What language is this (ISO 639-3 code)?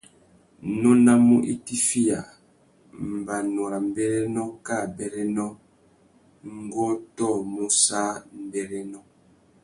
bag